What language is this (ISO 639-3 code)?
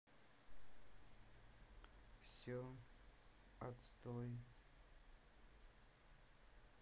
rus